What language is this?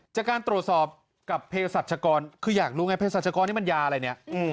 Thai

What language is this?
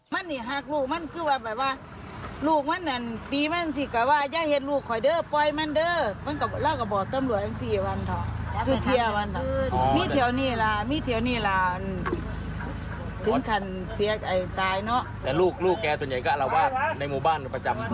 Thai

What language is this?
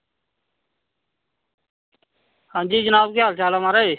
Dogri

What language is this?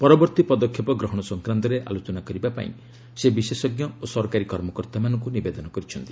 Odia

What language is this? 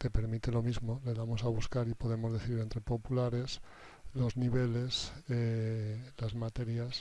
Spanish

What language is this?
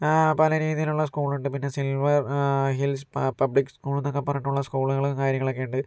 Malayalam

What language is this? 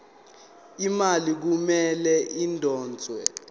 Zulu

